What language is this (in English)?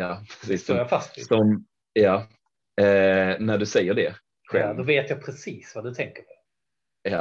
Swedish